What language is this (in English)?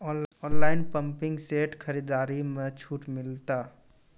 Maithili